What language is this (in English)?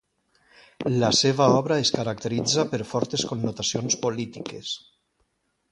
Catalan